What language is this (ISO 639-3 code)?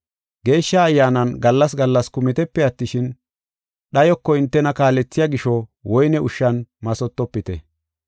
gof